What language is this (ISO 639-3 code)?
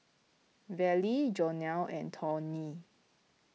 eng